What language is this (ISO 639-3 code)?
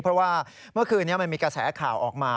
tha